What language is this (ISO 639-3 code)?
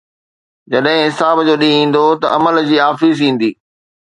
snd